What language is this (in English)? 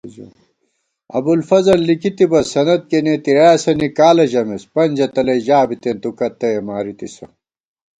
Gawar-Bati